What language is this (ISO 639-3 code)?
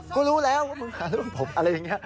tha